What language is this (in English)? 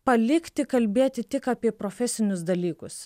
Lithuanian